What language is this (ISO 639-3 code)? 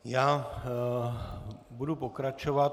ces